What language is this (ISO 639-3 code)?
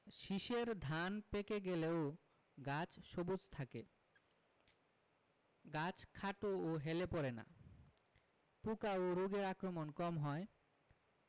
ben